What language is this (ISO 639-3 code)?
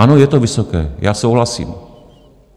ces